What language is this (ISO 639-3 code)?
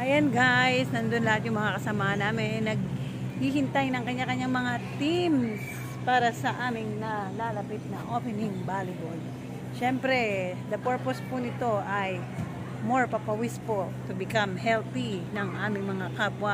fil